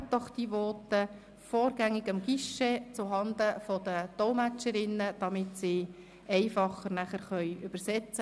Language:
Swiss German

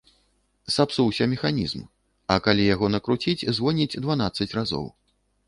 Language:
Belarusian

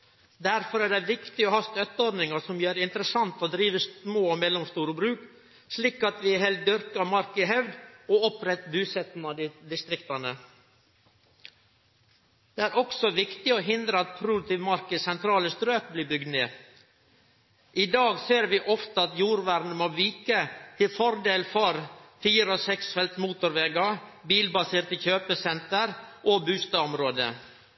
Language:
Norwegian Nynorsk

